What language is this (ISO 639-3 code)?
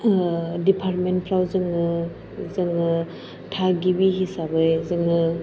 brx